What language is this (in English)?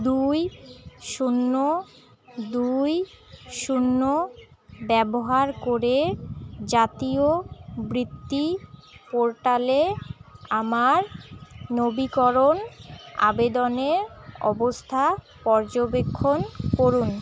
Bangla